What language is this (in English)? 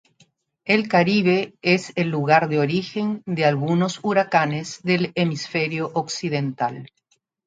Spanish